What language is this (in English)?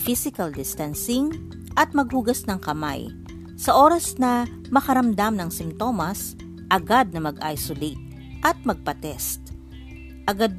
Filipino